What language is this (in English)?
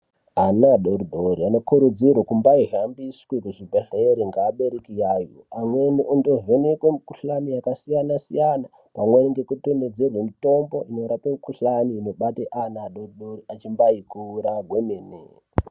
Ndau